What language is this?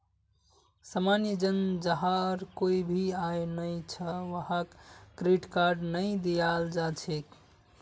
Magahi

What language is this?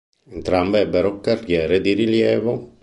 Italian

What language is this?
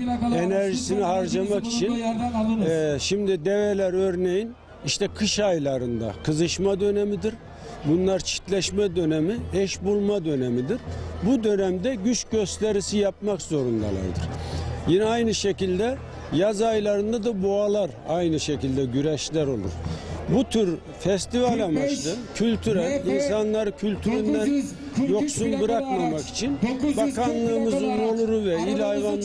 Turkish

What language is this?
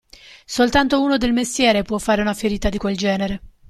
Italian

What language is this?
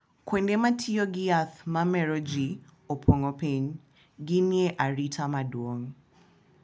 Luo (Kenya and Tanzania)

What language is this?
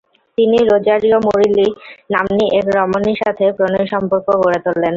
Bangla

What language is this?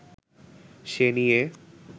Bangla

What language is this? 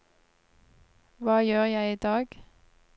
Norwegian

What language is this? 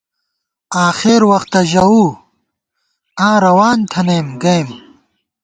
Gawar-Bati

